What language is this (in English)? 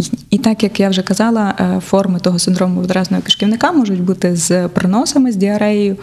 Ukrainian